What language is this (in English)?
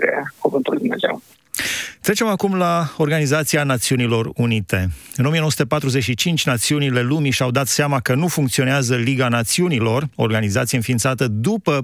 Romanian